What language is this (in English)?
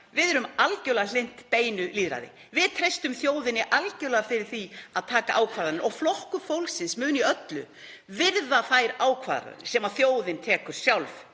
Icelandic